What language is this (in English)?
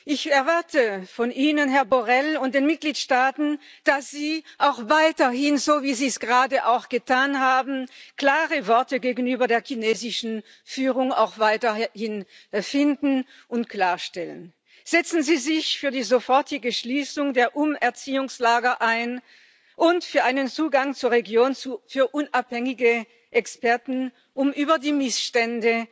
German